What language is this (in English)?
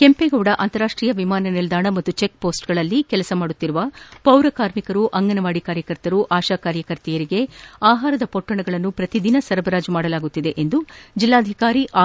Kannada